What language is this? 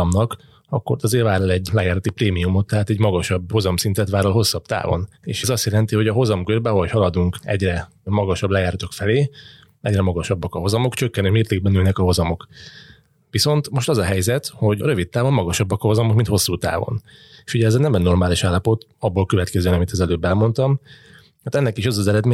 Hungarian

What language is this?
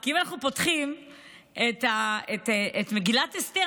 Hebrew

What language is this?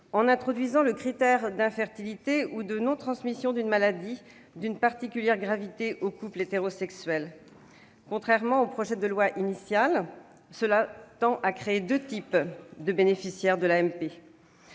French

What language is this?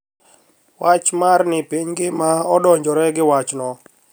Luo (Kenya and Tanzania)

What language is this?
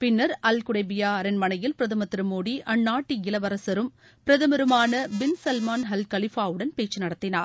Tamil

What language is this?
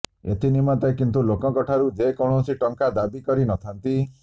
Odia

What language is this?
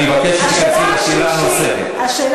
Hebrew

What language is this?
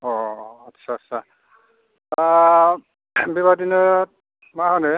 Bodo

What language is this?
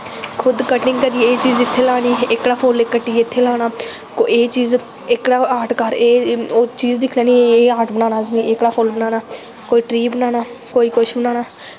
Dogri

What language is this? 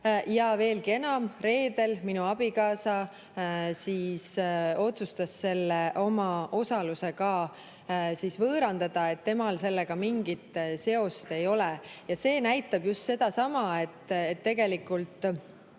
Estonian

